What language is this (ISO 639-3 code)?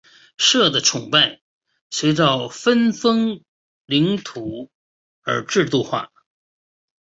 zho